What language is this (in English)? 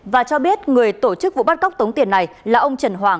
Vietnamese